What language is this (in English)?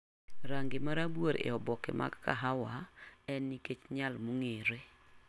Luo (Kenya and Tanzania)